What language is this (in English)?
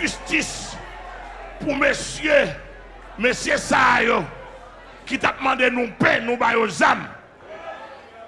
French